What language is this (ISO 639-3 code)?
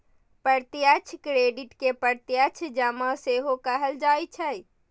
mai